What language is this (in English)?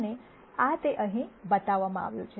Gujarati